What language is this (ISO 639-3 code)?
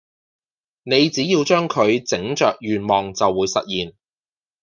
yue